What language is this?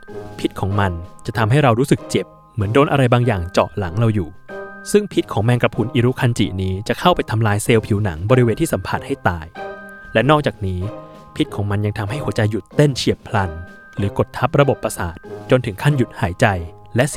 Thai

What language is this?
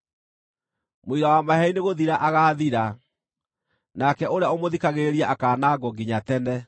Kikuyu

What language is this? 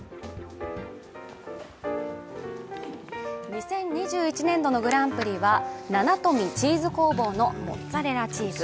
Japanese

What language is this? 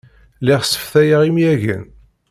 Kabyle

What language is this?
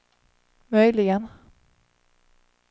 Swedish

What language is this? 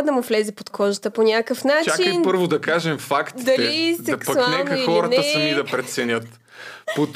Bulgarian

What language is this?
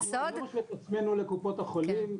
Hebrew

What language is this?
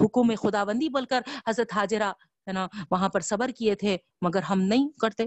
Urdu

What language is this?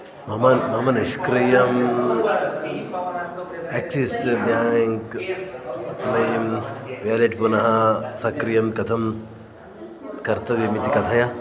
Sanskrit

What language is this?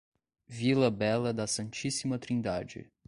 Portuguese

